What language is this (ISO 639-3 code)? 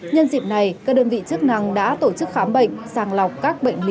vie